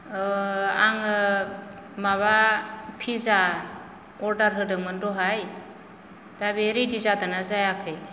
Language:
Bodo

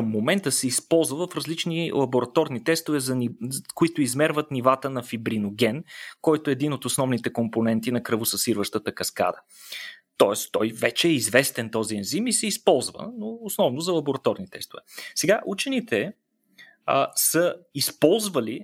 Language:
Bulgarian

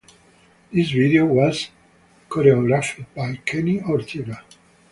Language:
English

